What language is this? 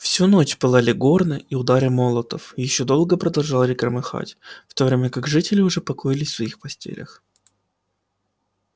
Russian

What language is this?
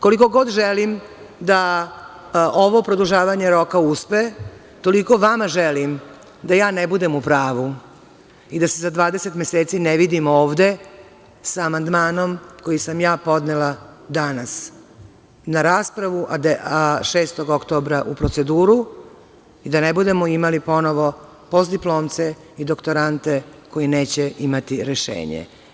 Serbian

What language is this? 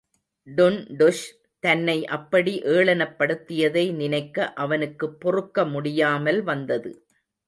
Tamil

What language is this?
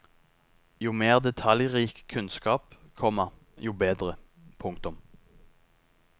Norwegian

